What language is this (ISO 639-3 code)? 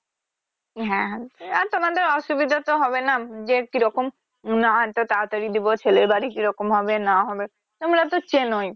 ben